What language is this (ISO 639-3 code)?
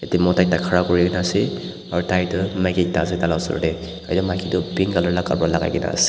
nag